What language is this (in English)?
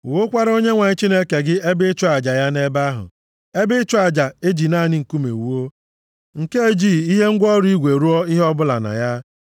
Igbo